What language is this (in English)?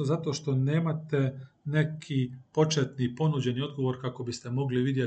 Croatian